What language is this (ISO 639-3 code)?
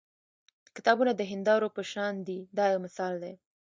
pus